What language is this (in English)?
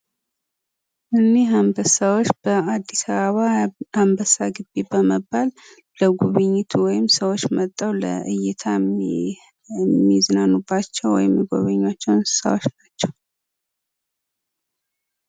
Amharic